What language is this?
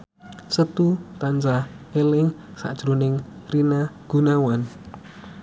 Javanese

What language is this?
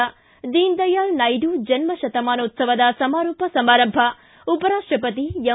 Kannada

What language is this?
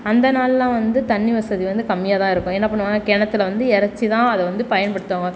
Tamil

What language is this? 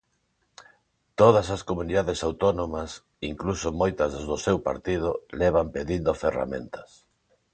Galician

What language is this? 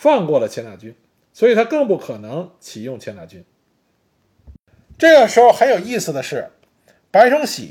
Chinese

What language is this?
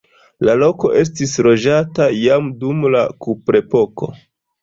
Esperanto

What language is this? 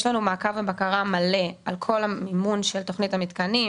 Hebrew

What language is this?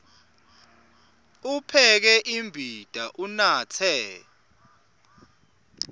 Swati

